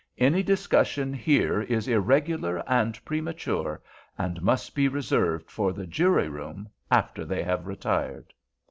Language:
English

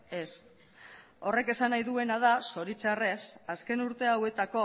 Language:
Basque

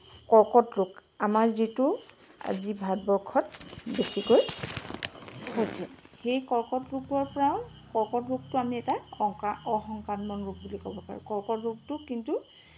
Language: Assamese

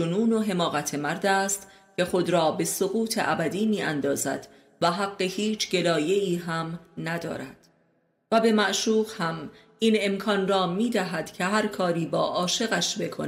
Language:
Persian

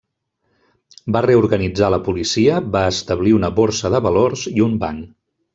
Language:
Catalan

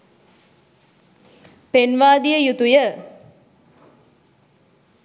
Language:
Sinhala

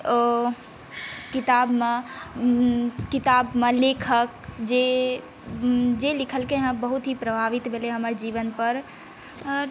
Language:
Maithili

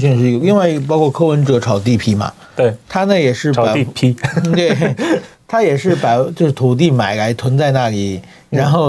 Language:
Chinese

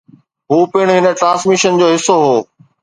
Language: Sindhi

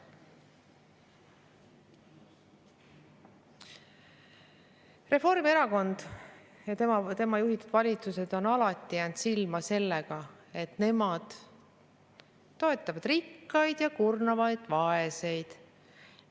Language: Estonian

